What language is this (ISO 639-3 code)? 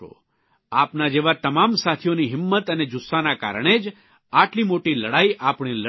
guj